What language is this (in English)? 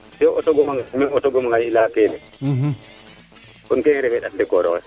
Serer